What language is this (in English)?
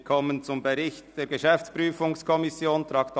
Swiss German